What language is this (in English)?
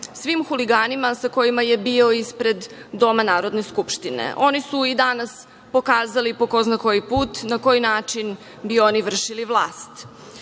Serbian